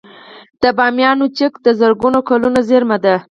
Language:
Pashto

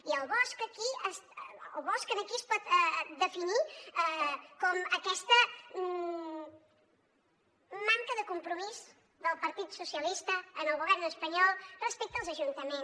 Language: Catalan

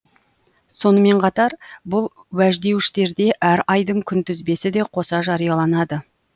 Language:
Kazakh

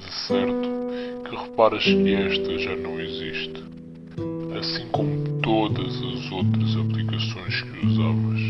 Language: Portuguese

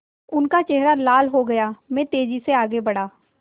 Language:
Hindi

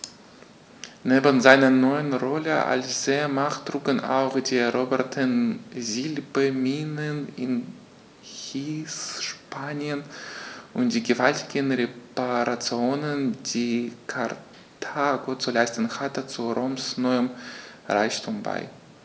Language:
German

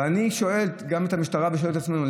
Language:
Hebrew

